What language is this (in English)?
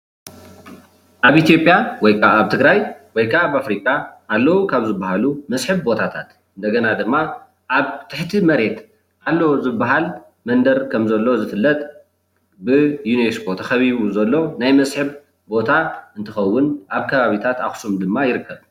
Tigrinya